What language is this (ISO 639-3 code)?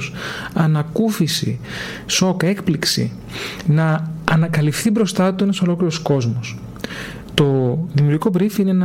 ell